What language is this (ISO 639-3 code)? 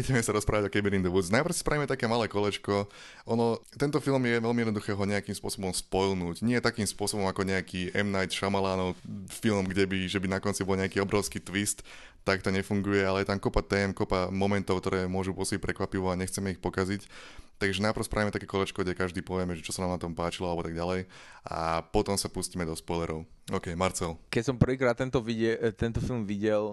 slk